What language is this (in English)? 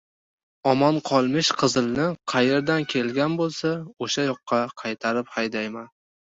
Uzbek